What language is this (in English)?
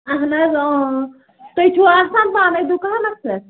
Kashmiri